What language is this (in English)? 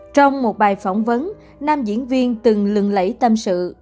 Vietnamese